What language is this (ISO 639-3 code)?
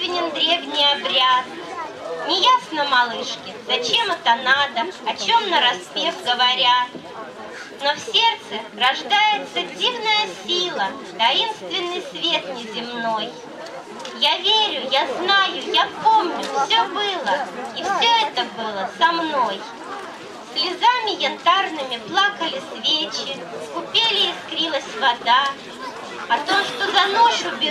rus